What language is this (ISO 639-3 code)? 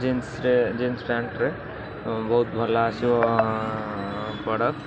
ori